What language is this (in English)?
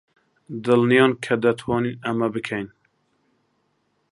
Central Kurdish